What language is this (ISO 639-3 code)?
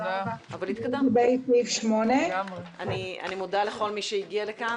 heb